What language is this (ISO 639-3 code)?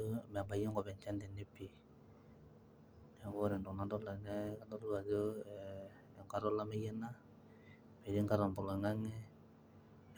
mas